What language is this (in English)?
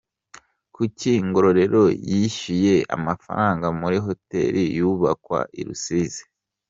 Kinyarwanda